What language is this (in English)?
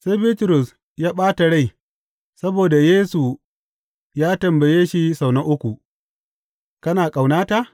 Hausa